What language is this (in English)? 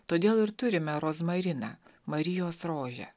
Lithuanian